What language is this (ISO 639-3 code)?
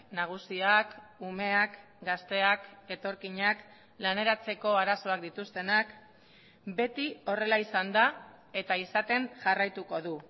eus